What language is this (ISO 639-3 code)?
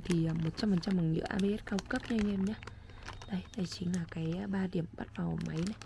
vie